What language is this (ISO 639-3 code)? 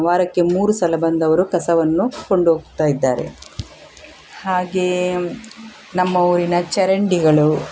kan